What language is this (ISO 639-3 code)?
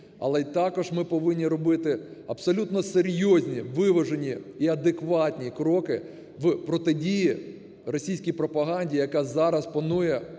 ukr